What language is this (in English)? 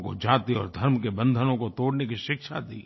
Hindi